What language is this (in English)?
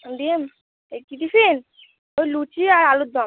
Bangla